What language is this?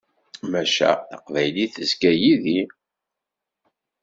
Kabyle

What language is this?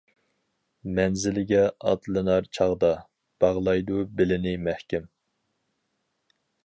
Uyghur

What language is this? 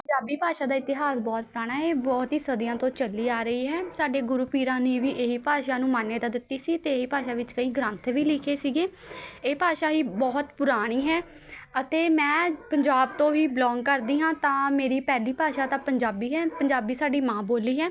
Punjabi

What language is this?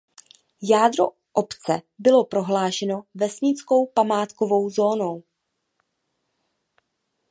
Czech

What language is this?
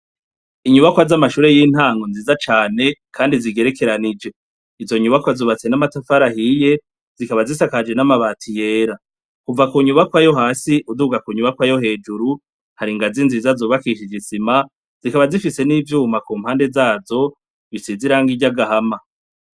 Rundi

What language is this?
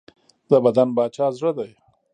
Pashto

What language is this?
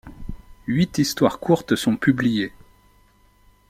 French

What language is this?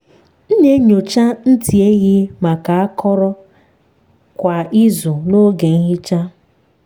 Igbo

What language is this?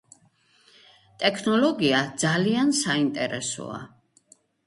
Georgian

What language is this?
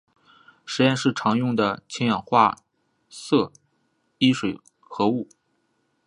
Chinese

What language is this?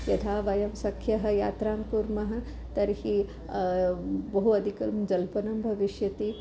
Sanskrit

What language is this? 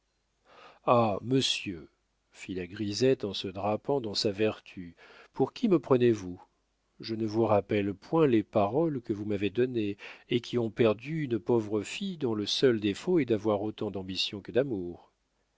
French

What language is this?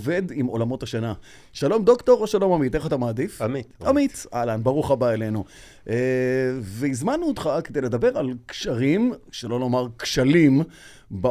Hebrew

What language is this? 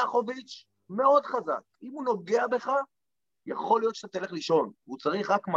Hebrew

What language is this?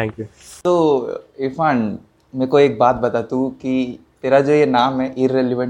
Hindi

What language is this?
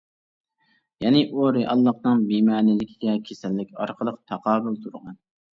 Uyghur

